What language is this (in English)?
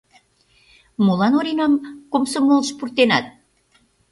Mari